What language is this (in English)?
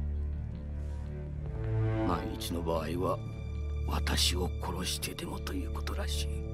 Japanese